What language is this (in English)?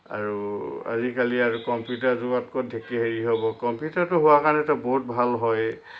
Assamese